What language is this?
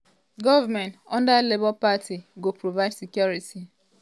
Nigerian Pidgin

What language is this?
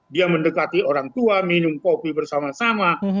Indonesian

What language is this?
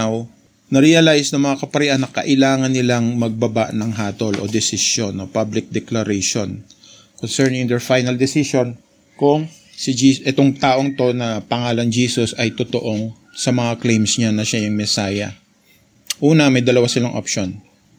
Filipino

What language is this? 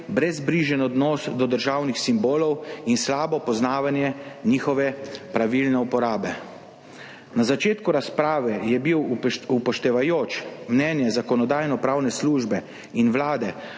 Slovenian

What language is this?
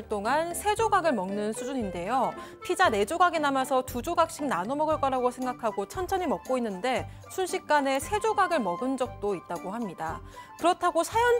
Korean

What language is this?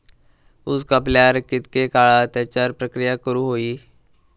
Marathi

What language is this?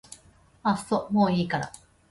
Japanese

